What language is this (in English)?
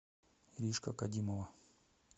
Russian